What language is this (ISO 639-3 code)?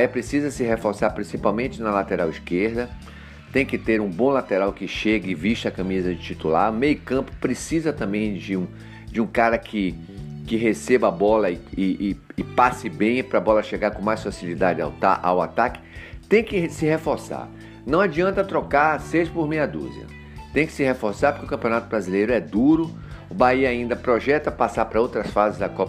por